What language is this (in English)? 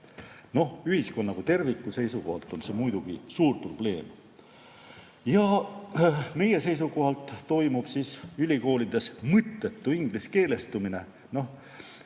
Estonian